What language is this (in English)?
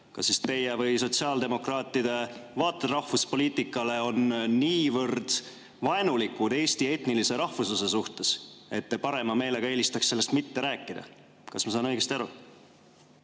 Estonian